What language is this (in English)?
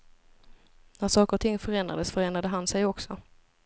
Swedish